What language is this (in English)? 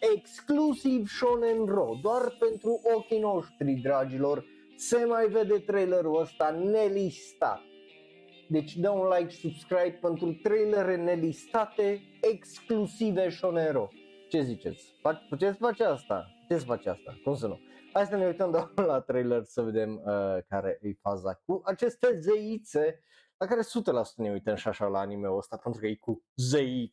Romanian